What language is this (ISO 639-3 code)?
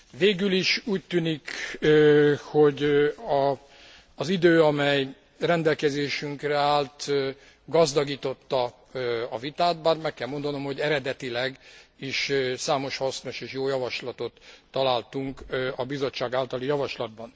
hun